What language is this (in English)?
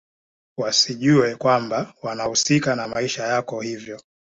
Swahili